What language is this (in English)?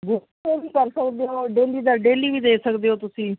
Punjabi